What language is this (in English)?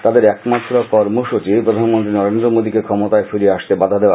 Bangla